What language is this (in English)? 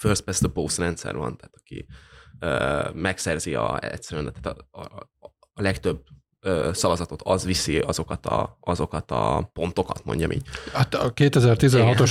Hungarian